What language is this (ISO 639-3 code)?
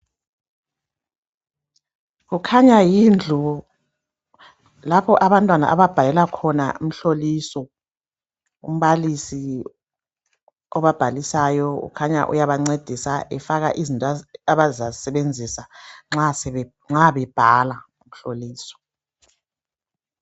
nde